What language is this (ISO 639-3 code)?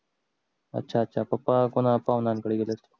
mar